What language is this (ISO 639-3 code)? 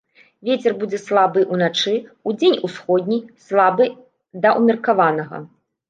bel